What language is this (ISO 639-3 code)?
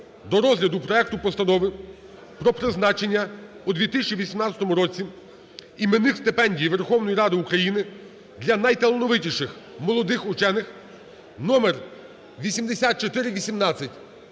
ukr